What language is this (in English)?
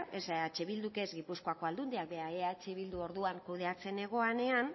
Basque